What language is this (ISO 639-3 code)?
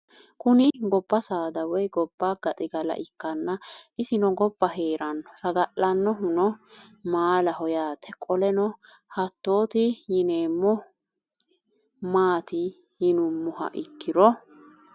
sid